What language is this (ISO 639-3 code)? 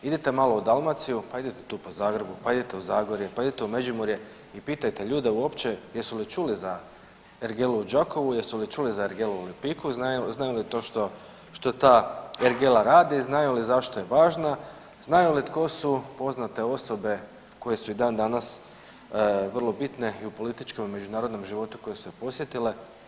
hrv